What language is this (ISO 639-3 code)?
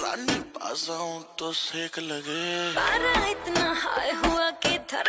ron